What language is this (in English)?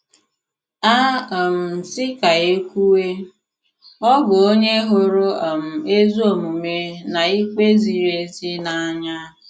Igbo